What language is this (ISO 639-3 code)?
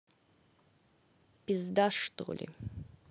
rus